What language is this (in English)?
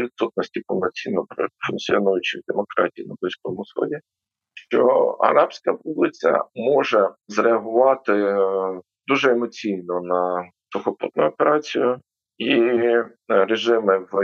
Ukrainian